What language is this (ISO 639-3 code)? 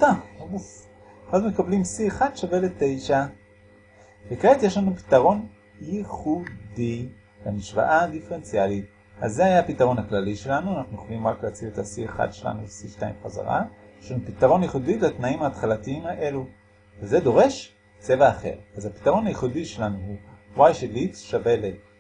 heb